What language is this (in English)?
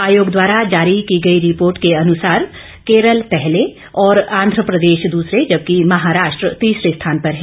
Hindi